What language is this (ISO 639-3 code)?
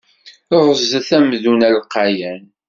kab